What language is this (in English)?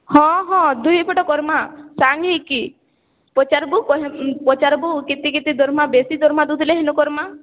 Odia